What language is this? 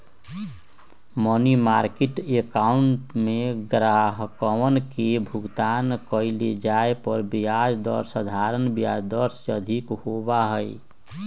Magahi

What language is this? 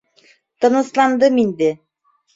Bashkir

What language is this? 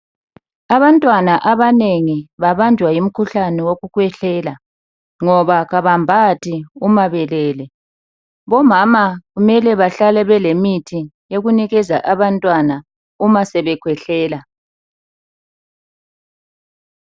North Ndebele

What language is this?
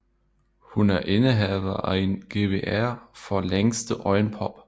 Danish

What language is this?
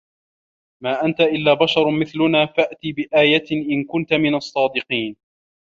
Arabic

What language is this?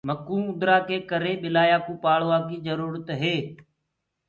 Gurgula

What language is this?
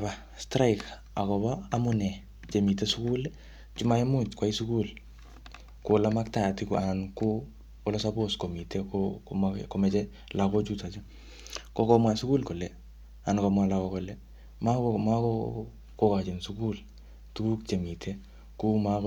Kalenjin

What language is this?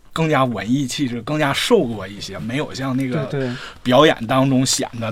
Chinese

